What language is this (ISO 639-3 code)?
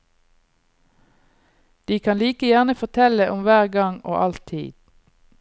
nor